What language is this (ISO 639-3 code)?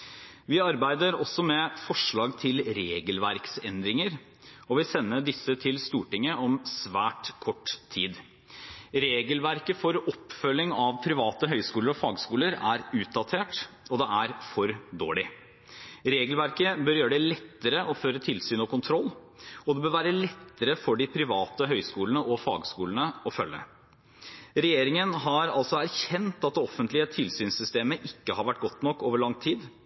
nob